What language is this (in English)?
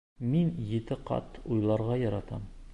Bashkir